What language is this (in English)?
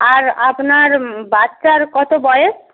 Bangla